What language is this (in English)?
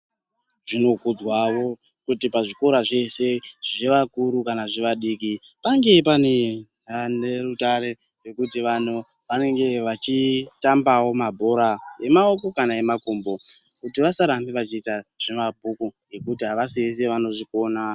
Ndau